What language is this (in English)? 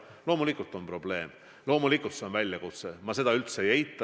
Estonian